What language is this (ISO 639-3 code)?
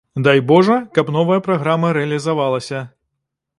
bel